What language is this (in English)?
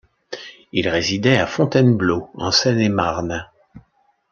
French